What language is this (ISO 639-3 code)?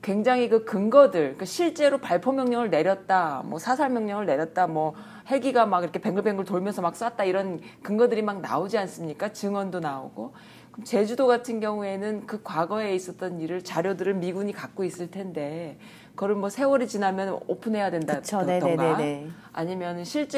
kor